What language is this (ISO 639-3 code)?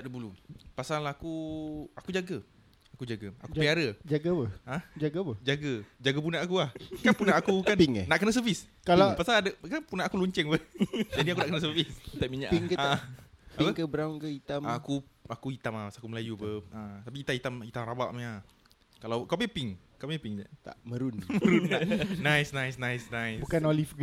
msa